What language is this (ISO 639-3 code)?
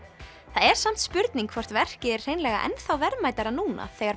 isl